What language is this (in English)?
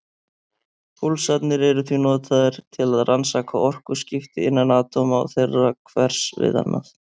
Icelandic